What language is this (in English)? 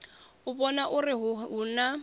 Venda